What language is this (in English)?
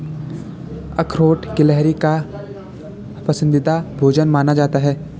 Hindi